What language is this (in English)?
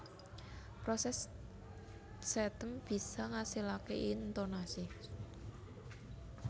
Javanese